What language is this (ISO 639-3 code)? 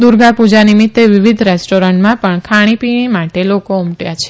guj